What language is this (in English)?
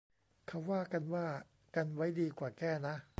Thai